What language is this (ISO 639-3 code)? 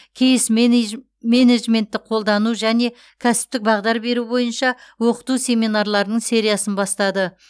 kaz